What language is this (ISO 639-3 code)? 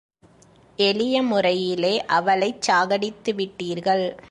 tam